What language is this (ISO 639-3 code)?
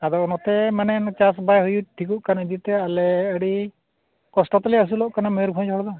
sat